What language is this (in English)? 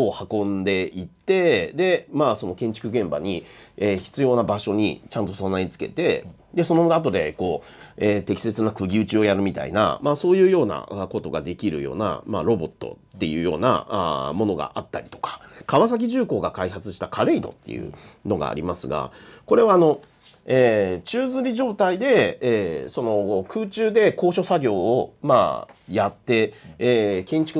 Japanese